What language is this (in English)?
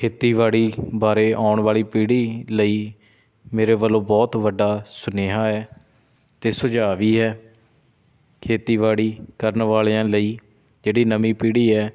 Punjabi